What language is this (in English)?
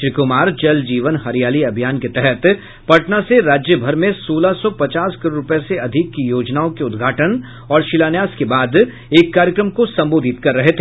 Hindi